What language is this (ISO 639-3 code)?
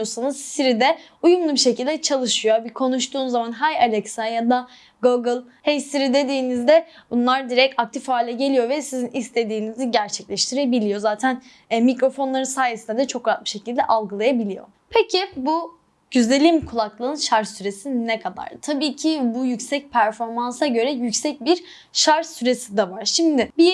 tur